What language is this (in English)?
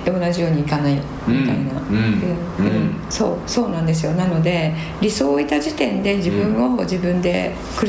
Japanese